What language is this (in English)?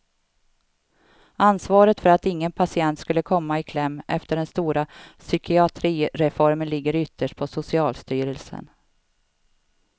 Swedish